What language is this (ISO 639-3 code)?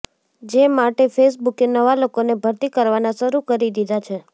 guj